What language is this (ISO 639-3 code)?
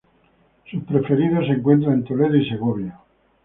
spa